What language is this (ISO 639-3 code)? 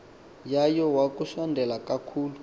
xho